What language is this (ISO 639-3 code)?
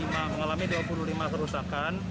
ind